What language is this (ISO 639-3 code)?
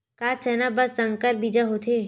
hne